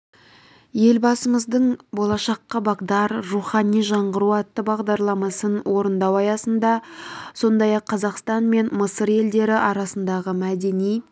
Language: Kazakh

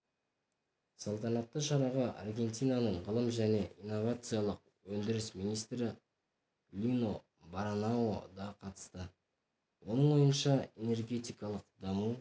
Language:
Kazakh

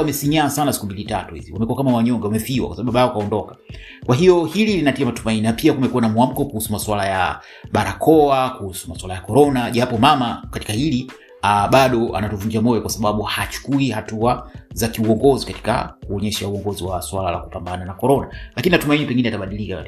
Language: Swahili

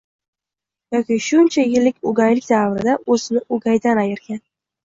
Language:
Uzbek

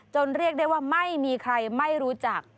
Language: Thai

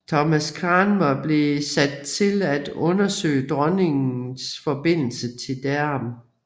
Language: Danish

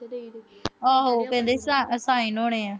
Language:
Punjabi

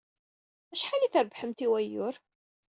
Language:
Kabyle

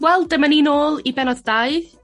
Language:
Welsh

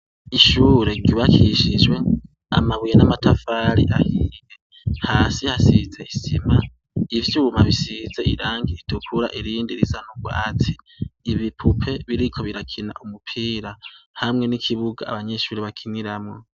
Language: Rundi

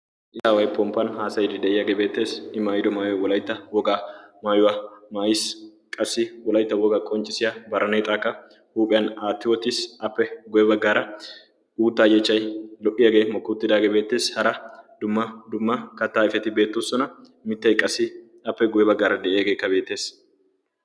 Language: Wolaytta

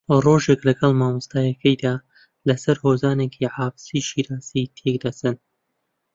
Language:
Central Kurdish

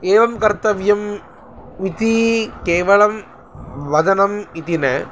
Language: Sanskrit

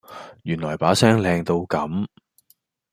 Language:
Cantonese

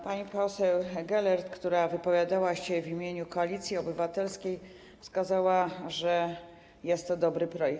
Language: Polish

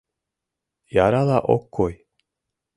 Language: Mari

